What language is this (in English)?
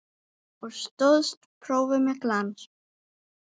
Icelandic